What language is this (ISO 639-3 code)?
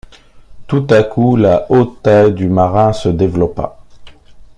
fra